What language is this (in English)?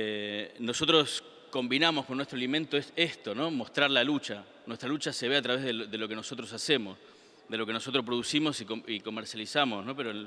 Spanish